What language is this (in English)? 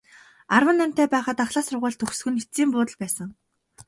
Mongolian